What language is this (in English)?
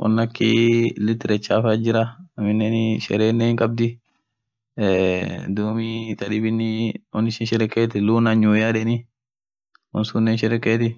Orma